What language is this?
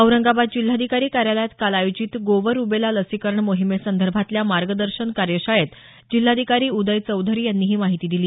Marathi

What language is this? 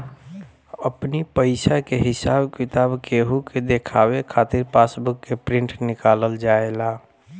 Bhojpuri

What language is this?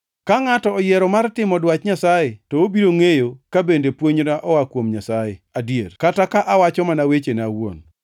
Luo (Kenya and Tanzania)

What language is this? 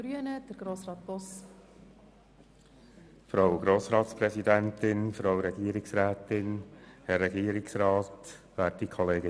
Swiss German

